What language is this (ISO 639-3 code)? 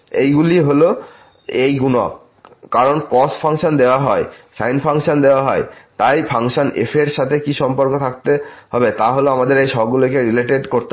ben